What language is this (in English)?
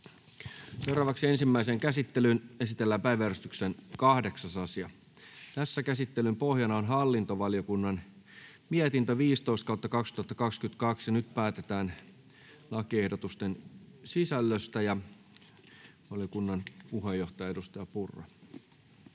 Finnish